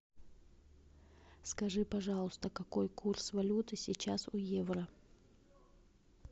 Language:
Russian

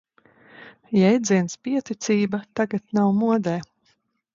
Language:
Latvian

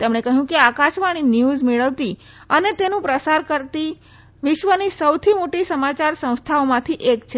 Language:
Gujarati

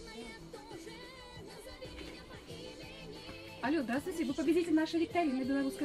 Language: Russian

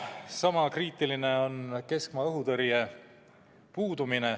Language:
Estonian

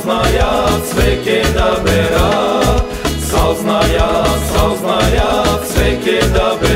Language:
Romanian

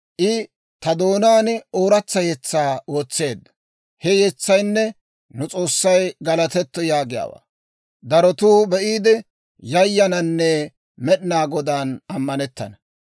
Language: Dawro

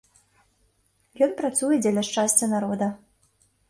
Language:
Belarusian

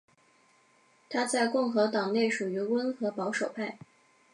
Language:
Chinese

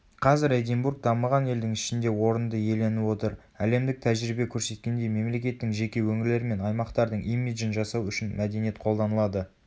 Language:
Kazakh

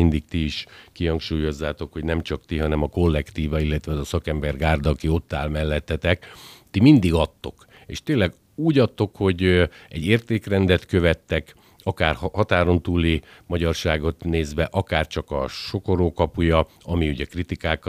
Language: Hungarian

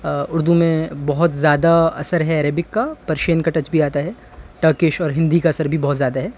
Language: Urdu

